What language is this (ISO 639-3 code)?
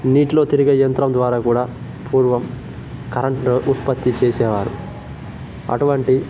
tel